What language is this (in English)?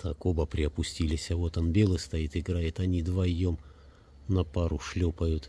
Russian